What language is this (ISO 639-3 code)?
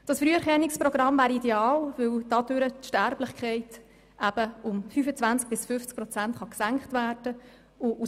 gsw